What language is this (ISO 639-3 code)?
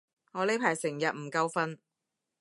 yue